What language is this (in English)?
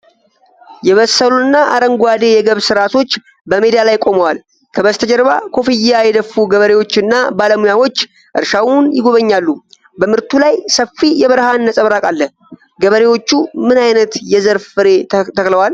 Amharic